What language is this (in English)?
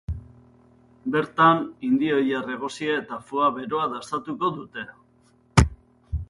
Basque